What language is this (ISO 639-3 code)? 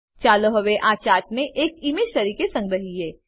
guj